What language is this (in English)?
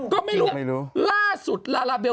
Thai